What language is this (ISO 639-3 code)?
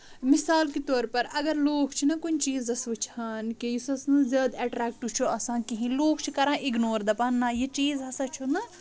kas